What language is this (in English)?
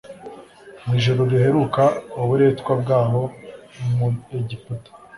Kinyarwanda